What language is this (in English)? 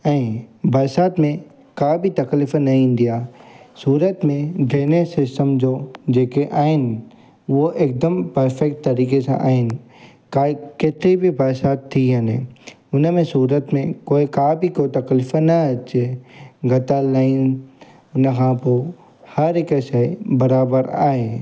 Sindhi